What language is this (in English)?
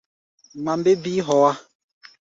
Gbaya